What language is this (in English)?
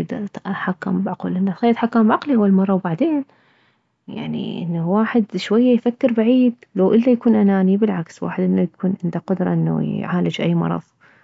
Mesopotamian Arabic